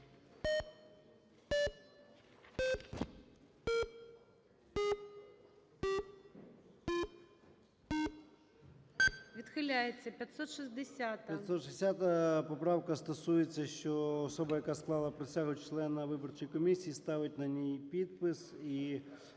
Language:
Ukrainian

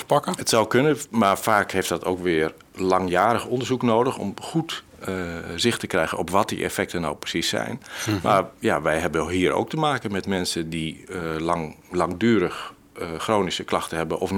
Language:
Dutch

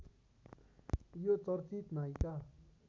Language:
Nepali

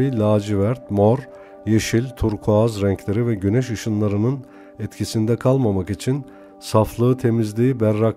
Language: Turkish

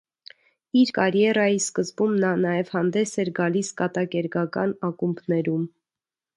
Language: Armenian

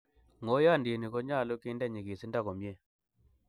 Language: Kalenjin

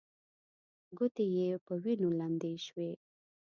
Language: Pashto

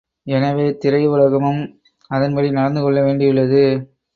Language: Tamil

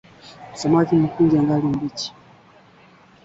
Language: Swahili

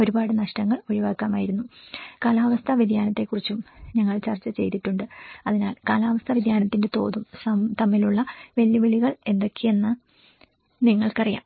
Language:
Malayalam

